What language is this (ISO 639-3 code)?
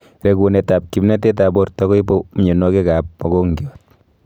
kln